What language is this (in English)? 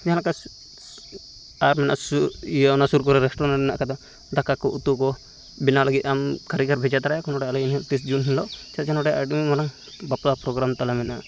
Santali